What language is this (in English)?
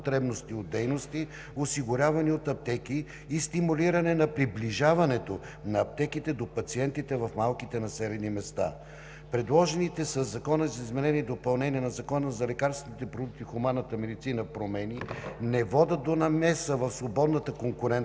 Bulgarian